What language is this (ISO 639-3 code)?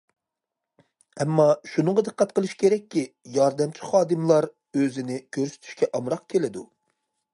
uig